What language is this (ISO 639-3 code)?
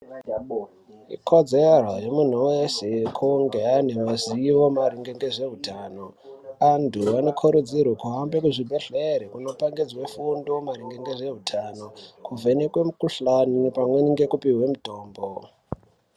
ndc